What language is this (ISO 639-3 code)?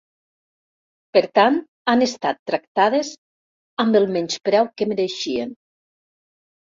cat